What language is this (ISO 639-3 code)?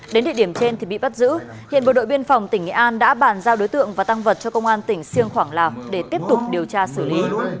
vie